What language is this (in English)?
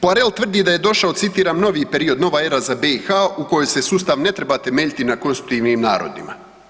Croatian